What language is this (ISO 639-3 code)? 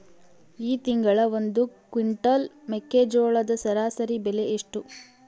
kan